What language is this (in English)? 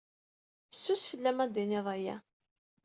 Kabyle